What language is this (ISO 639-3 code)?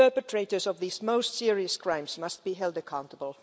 eng